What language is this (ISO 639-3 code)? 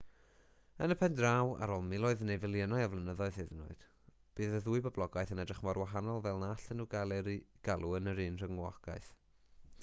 cym